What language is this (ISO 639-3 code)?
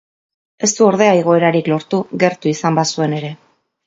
eus